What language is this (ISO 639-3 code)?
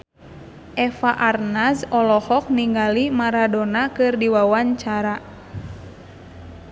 sun